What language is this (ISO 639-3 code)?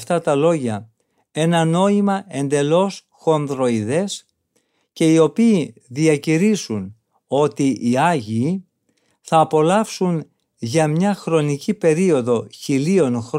ell